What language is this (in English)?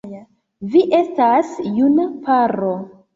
Esperanto